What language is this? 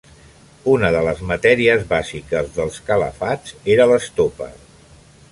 Catalan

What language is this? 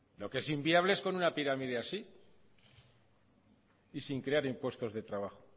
Spanish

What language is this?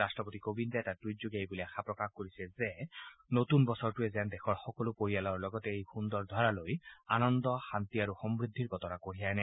Assamese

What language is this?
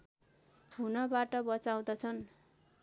Nepali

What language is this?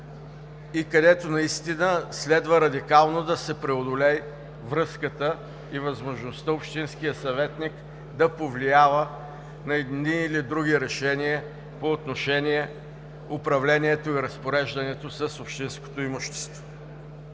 Bulgarian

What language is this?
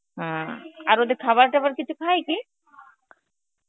Bangla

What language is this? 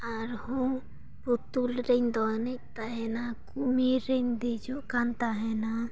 Santali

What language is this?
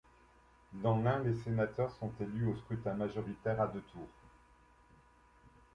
French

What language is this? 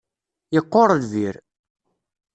Kabyle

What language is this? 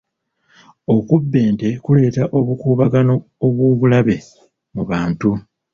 Ganda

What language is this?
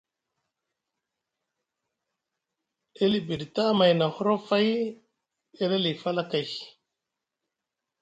Musgu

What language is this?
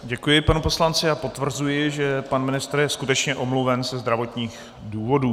Czech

